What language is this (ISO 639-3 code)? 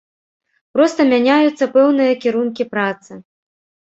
bel